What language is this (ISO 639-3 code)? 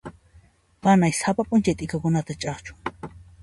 qxp